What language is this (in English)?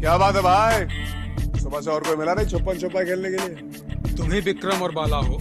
Hindi